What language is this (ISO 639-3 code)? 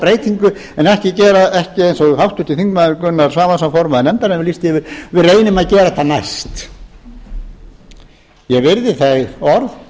isl